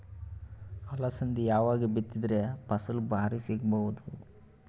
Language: Kannada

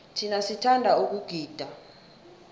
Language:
South Ndebele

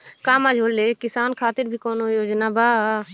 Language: Bhojpuri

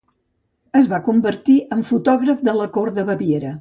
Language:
Catalan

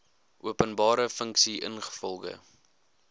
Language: Afrikaans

